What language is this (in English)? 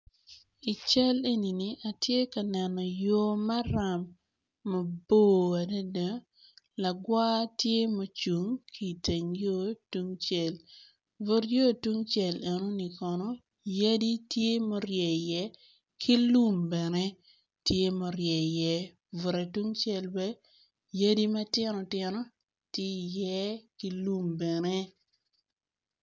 Acoli